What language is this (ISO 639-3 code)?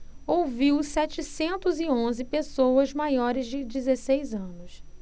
por